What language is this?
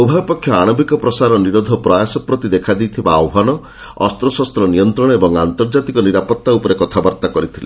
Odia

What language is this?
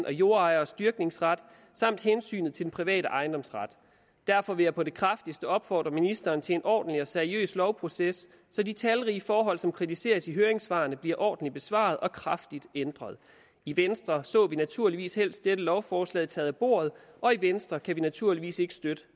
Danish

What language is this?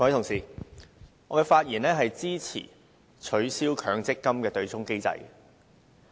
Cantonese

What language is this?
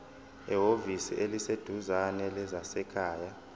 Zulu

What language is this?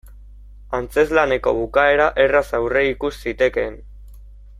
Basque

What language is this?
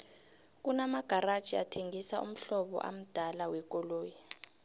South Ndebele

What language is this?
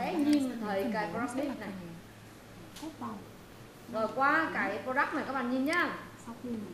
Vietnamese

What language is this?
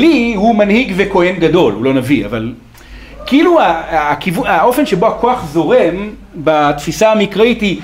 Hebrew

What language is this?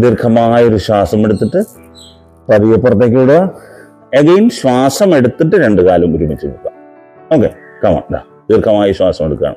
Malayalam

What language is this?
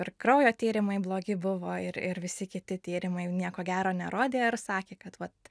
Lithuanian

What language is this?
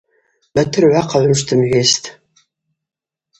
Abaza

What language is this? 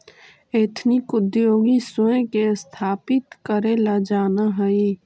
Magahi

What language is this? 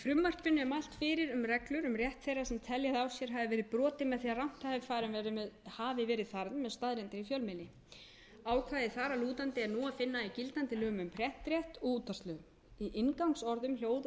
Icelandic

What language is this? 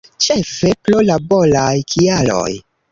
Esperanto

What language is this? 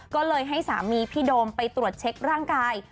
Thai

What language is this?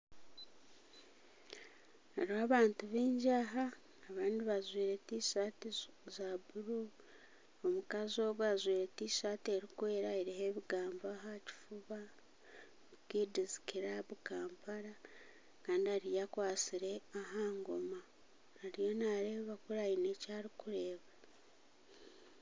Nyankole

